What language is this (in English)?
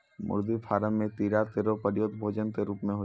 Maithili